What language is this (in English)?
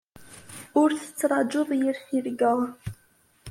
Kabyle